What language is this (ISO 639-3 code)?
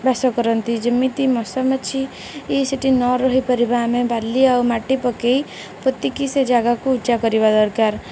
ori